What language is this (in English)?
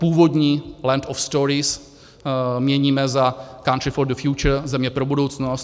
Czech